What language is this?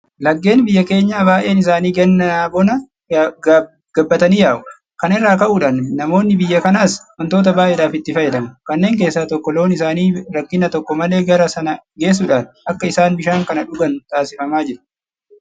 Oromo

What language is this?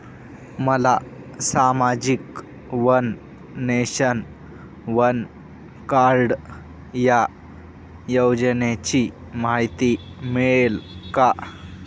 Marathi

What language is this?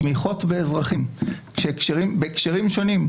Hebrew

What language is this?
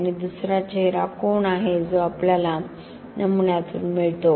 Marathi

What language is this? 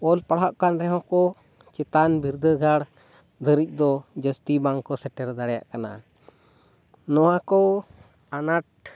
Santali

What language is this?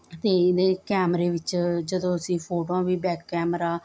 Punjabi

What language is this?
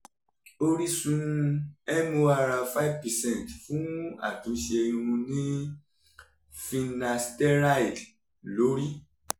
Yoruba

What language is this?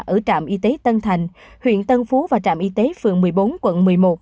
Vietnamese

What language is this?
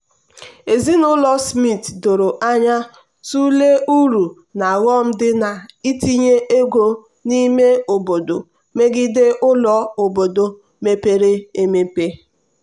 Igbo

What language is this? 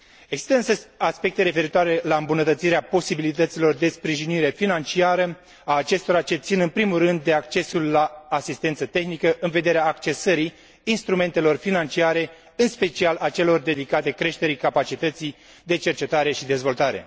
Romanian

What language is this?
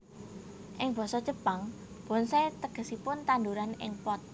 Javanese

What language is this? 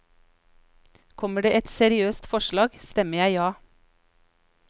Norwegian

